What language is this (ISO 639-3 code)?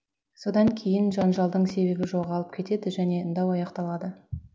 kaz